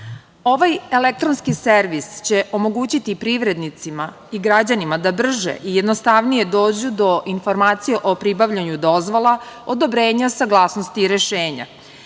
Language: Serbian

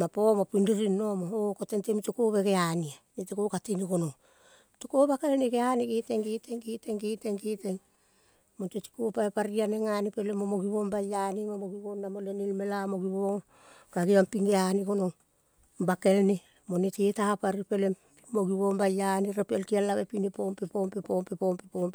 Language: Kol (Papua New Guinea)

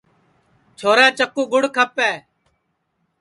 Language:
Sansi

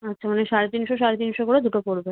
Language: Bangla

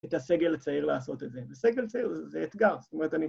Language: Hebrew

